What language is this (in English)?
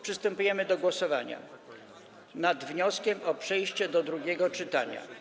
Polish